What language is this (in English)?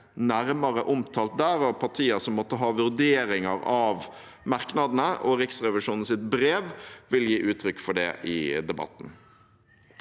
Norwegian